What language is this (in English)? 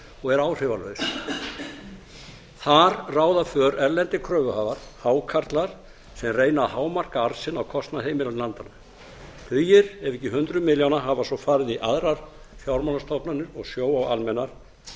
Icelandic